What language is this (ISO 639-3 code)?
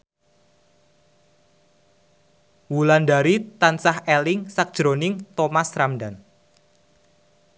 jav